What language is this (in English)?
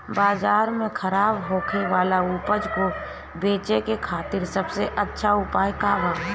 Bhojpuri